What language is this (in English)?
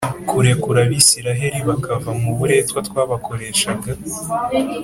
Kinyarwanda